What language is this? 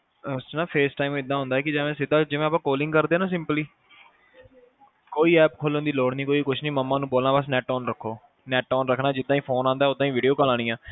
Punjabi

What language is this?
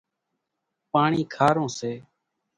Kachi Koli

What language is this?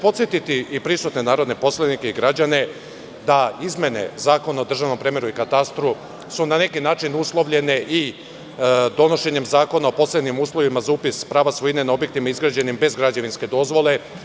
Serbian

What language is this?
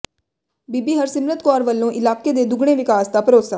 Punjabi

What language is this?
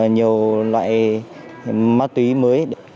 Vietnamese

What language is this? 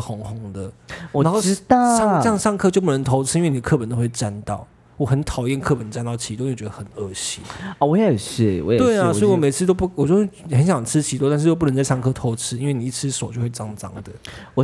Chinese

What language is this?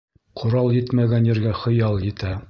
Bashkir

